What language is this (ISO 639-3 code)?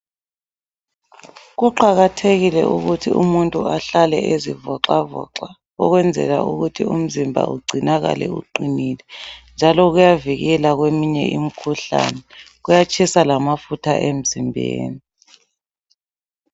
nde